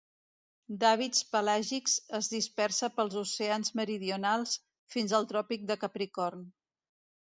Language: Catalan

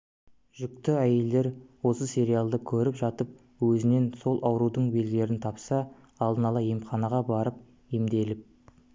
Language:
Kazakh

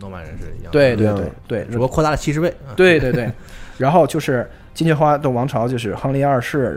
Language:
Chinese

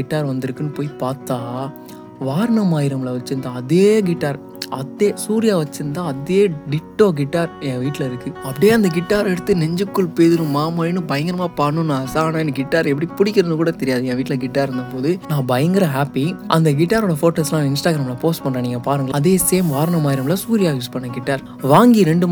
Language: Tamil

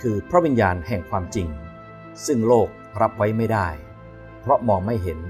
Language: Thai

